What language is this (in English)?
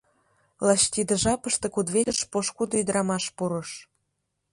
Mari